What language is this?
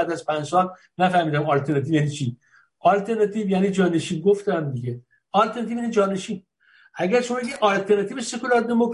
Persian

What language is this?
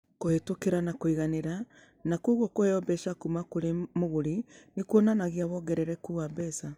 Kikuyu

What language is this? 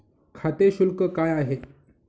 Marathi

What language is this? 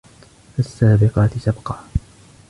Arabic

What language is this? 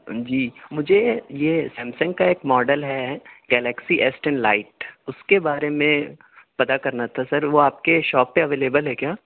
Urdu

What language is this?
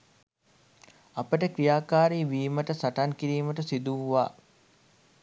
Sinhala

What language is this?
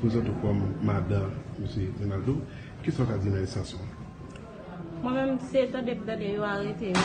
French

